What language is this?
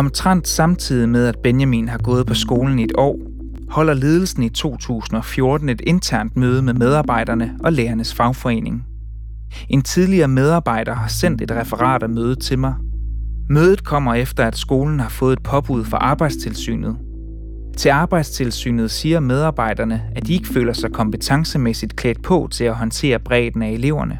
Danish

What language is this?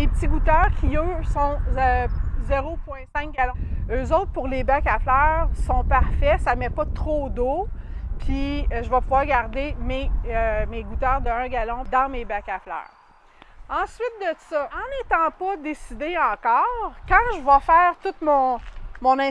French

